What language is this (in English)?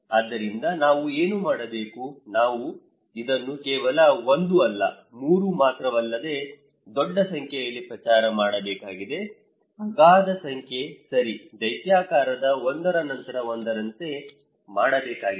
Kannada